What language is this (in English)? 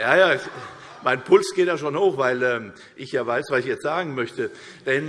German